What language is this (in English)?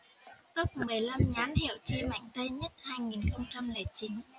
Vietnamese